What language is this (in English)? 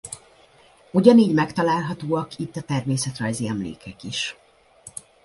Hungarian